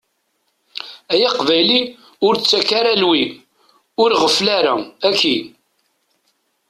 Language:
Kabyle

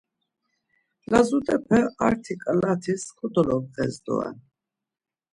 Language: Laz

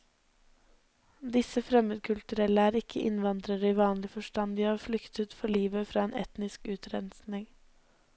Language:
Norwegian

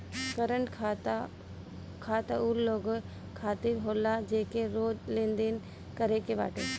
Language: Bhojpuri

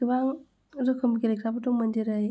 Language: Bodo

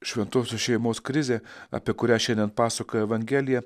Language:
Lithuanian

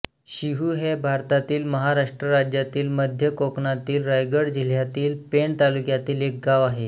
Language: Marathi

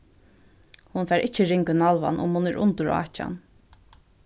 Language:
Faroese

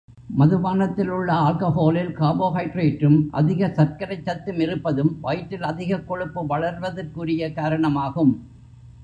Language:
Tamil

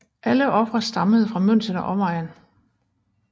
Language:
Danish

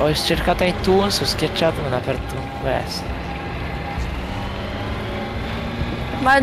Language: Italian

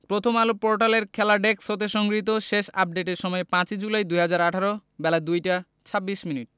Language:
Bangla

